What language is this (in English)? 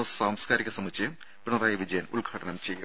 Malayalam